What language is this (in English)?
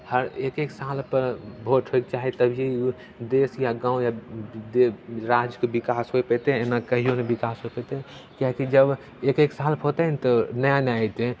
Maithili